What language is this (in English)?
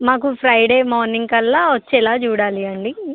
Telugu